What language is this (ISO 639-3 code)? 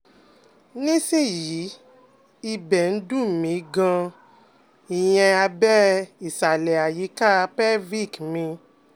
yor